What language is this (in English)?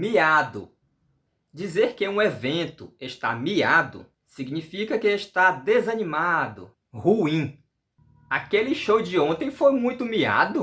Portuguese